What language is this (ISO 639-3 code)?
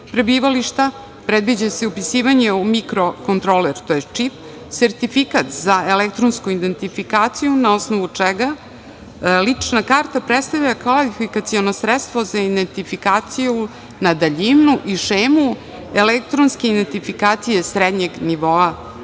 srp